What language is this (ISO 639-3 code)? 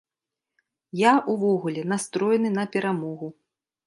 bel